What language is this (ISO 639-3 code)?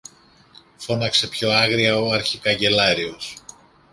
ell